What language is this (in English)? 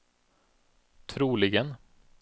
Swedish